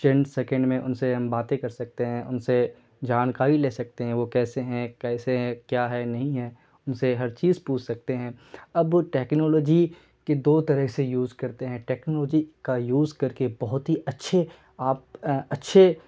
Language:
Urdu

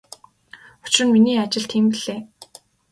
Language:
Mongolian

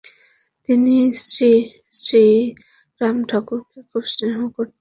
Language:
Bangla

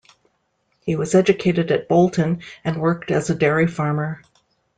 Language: English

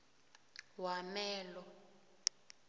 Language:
South Ndebele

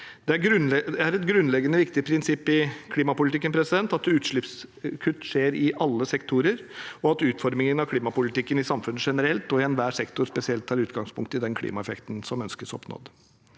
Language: Norwegian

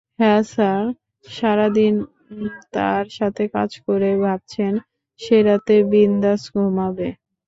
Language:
Bangla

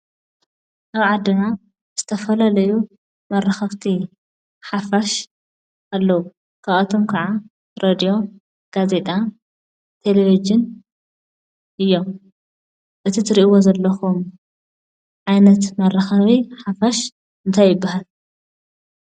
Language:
Tigrinya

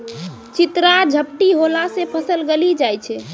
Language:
Maithili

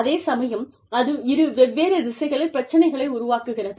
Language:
Tamil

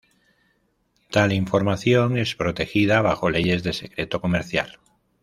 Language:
Spanish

